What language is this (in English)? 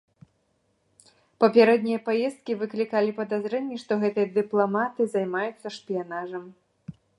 Belarusian